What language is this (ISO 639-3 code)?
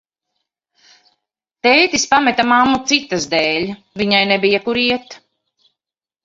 lav